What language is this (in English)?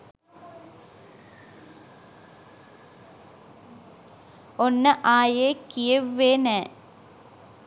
Sinhala